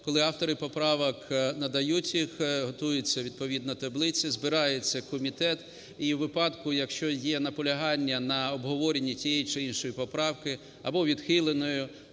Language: Ukrainian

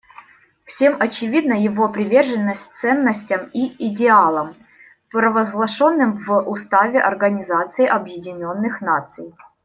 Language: Russian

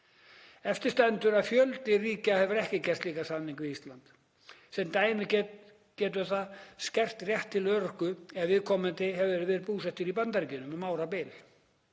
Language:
Icelandic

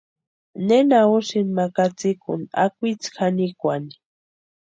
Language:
Western Highland Purepecha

